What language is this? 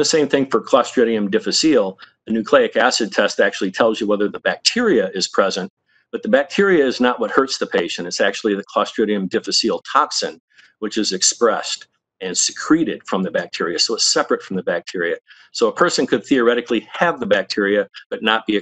English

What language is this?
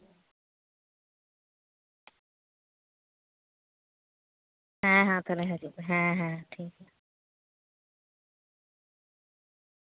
Santali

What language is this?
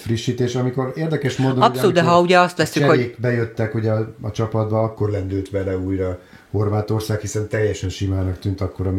Hungarian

